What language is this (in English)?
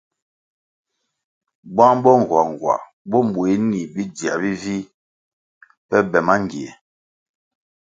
Kwasio